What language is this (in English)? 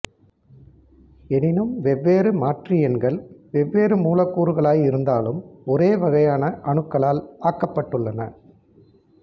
Tamil